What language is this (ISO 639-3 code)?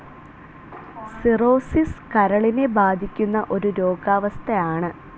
mal